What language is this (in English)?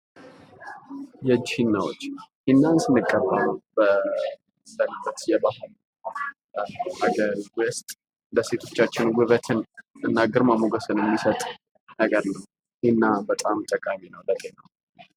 Amharic